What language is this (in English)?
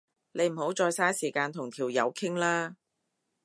Cantonese